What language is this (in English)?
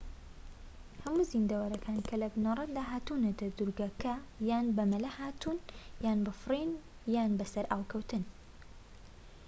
Central Kurdish